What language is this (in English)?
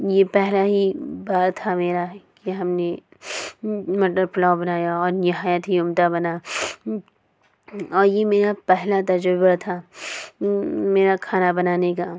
Urdu